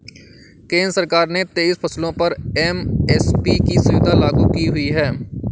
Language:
Hindi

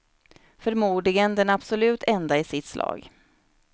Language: Swedish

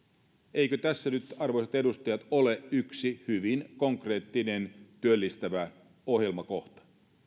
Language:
Finnish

